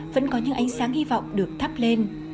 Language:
Vietnamese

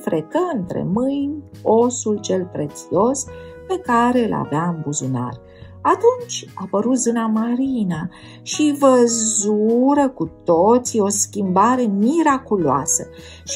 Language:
Romanian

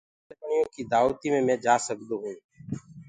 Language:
Gurgula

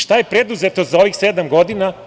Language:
Serbian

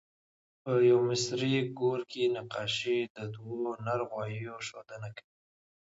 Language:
Pashto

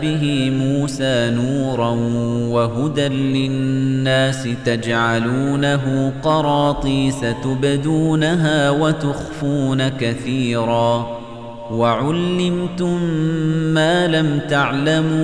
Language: Arabic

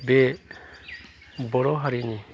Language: Bodo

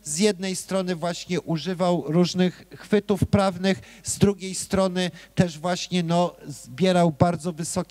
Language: Polish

